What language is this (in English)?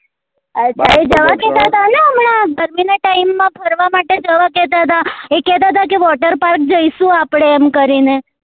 Gujarati